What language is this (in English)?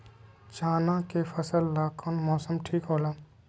Magahi